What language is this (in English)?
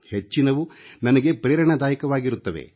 Kannada